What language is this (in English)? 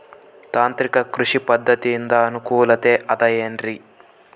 Kannada